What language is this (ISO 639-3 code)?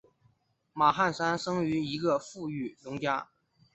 zho